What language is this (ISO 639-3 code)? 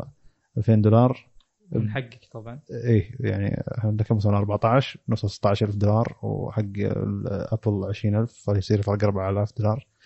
ara